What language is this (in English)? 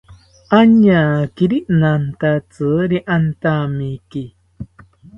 South Ucayali Ashéninka